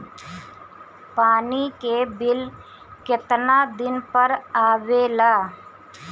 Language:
Bhojpuri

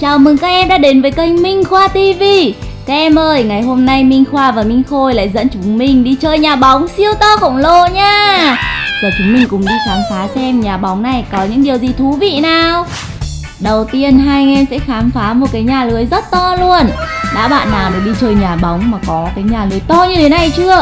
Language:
Vietnamese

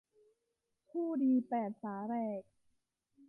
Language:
Thai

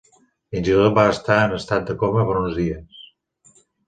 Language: Catalan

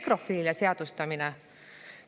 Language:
Estonian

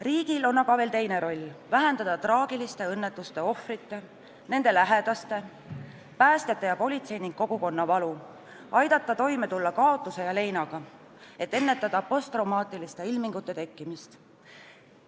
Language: Estonian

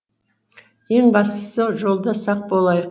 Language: Kazakh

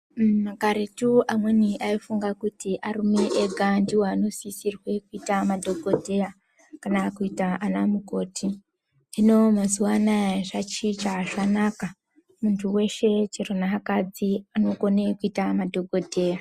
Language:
Ndau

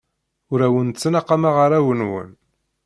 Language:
Kabyle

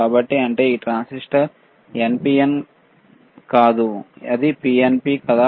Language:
Telugu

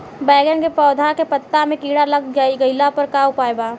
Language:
Bhojpuri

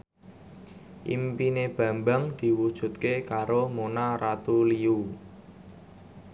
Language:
Javanese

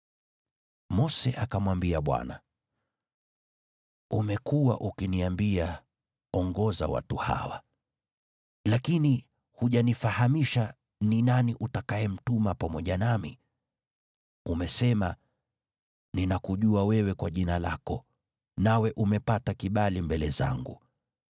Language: Swahili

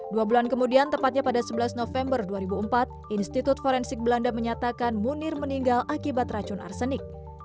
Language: Indonesian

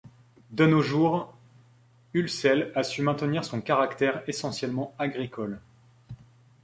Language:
French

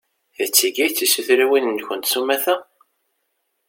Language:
Kabyle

